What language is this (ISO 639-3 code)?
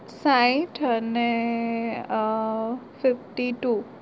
guj